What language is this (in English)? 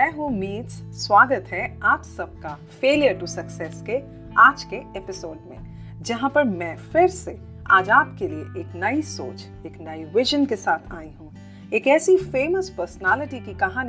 Hindi